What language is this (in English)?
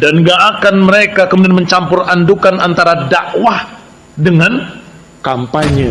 Indonesian